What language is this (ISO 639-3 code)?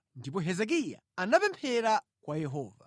nya